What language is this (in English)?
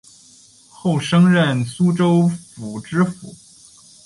Chinese